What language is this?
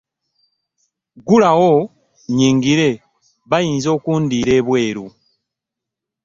Ganda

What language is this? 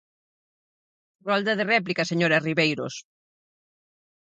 Galician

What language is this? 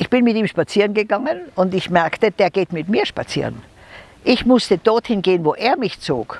German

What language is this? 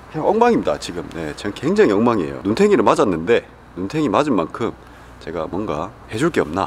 Korean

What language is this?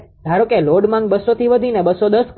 Gujarati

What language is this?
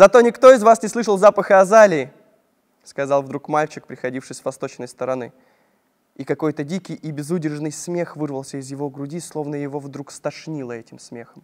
Russian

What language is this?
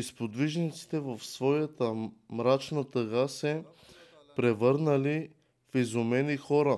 Bulgarian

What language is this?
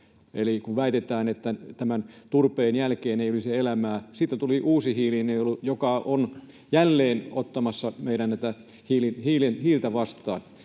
Finnish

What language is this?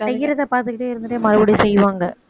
Tamil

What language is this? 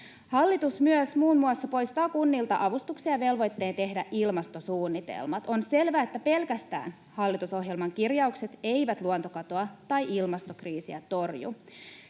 Finnish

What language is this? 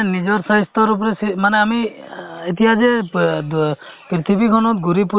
Assamese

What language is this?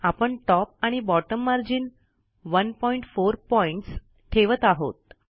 Marathi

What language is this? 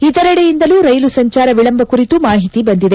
Kannada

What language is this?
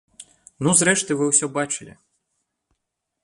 Belarusian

